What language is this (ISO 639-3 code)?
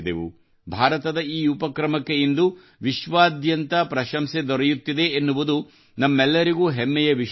kan